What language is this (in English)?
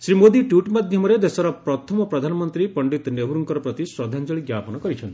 Odia